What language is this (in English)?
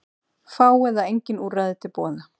Icelandic